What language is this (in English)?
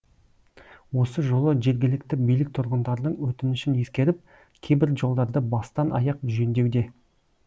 Kazakh